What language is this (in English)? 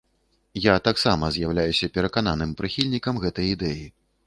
Belarusian